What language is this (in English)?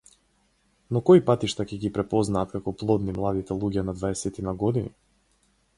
Macedonian